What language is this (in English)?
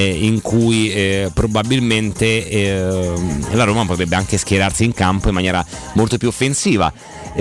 Italian